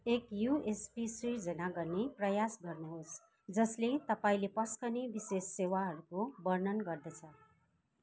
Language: Nepali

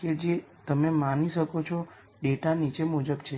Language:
Gujarati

